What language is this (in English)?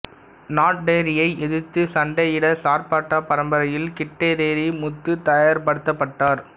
Tamil